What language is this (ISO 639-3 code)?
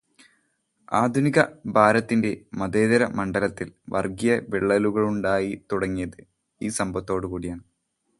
mal